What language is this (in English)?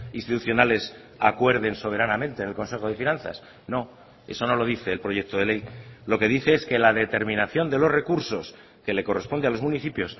Spanish